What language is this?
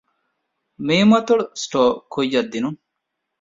Divehi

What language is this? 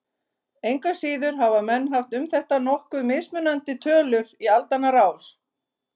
Icelandic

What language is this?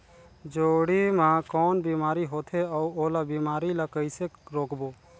Chhattisgarhi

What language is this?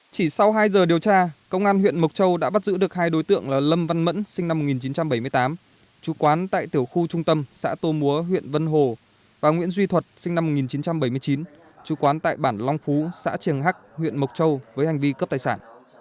Vietnamese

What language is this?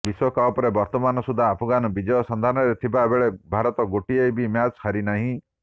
Odia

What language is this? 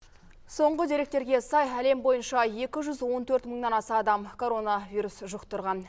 Kazakh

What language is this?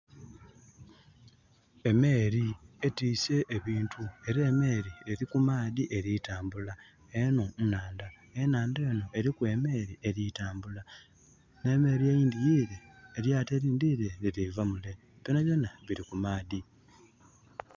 Soga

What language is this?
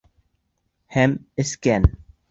Bashkir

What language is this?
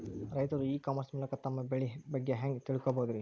Kannada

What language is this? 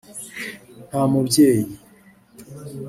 Kinyarwanda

